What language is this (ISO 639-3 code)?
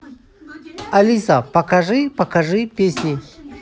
rus